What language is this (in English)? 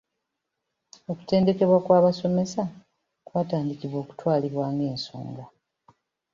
Ganda